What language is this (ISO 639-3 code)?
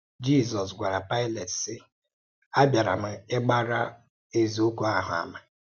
ibo